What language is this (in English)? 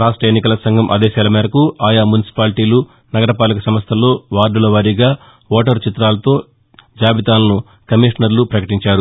Telugu